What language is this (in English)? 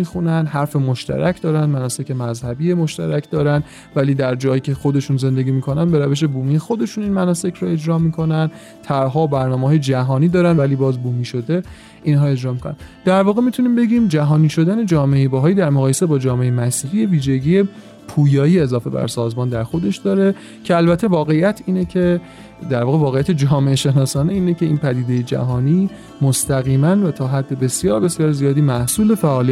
Persian